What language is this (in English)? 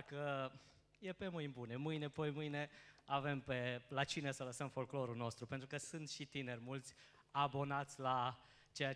Romanian